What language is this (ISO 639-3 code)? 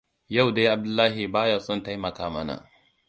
hau